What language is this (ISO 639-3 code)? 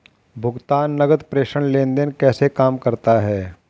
hin